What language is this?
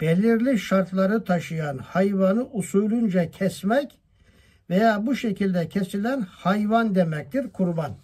Turkish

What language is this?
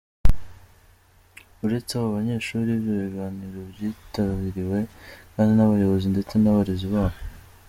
Kinyarwanda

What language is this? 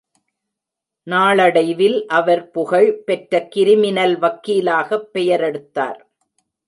Tamil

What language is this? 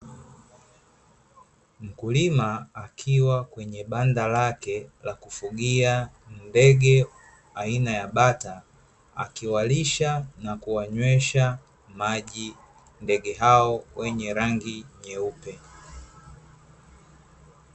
Swahili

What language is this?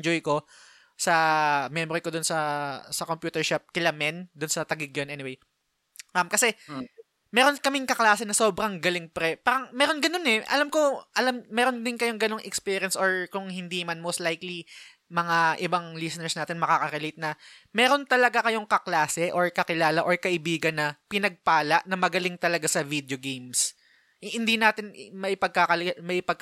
Filipino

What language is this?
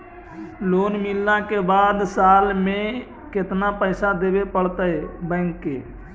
Magahi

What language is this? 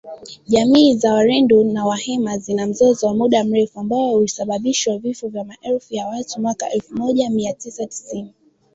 Swahili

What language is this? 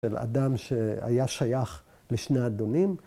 Hebrew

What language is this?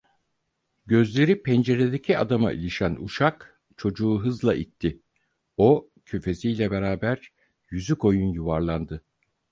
Turkish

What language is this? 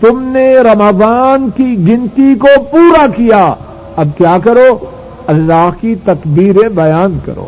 Urdu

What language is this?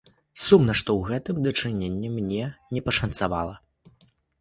Belarusian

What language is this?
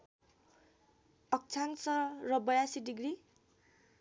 Nepali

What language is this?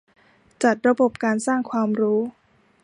Thai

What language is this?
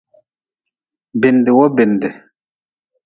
Nawdm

